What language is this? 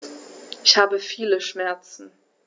German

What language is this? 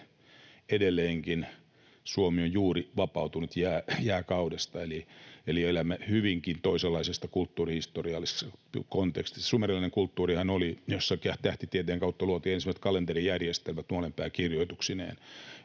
Finnish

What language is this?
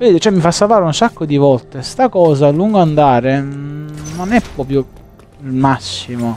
Italian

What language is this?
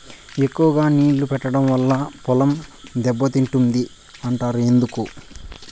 Telugu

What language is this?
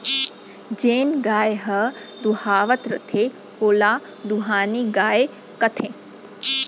Chhattisgarhi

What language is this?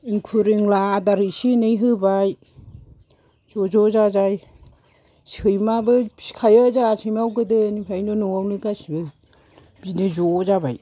Bodo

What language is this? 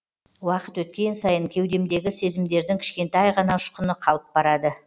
Kazakh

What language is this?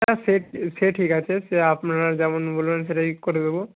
Bangla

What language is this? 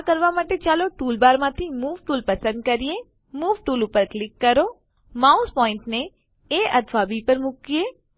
Gujarati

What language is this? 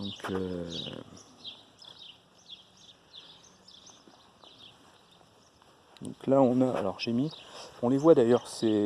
French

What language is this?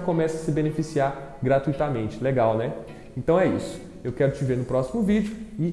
Portuguese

